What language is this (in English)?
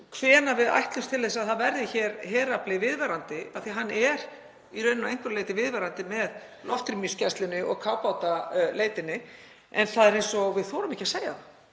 Icelandic